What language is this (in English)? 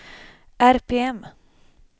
Swedish